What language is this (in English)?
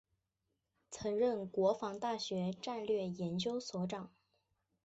Chinese